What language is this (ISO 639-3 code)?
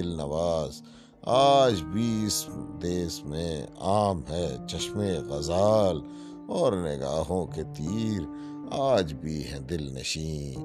urd